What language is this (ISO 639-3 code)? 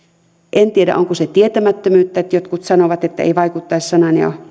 fin